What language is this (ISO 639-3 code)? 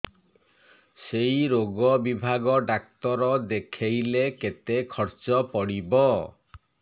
ori